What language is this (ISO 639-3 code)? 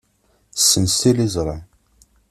kab